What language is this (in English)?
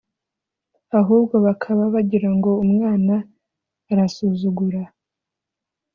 Kinyarwanda